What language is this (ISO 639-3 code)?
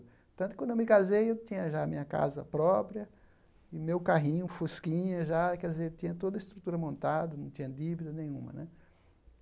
por